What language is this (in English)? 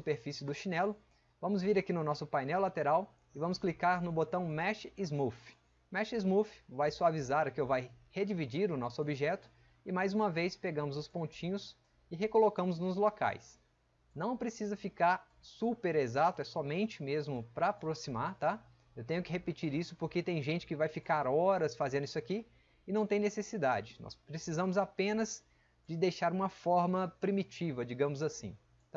Portuguese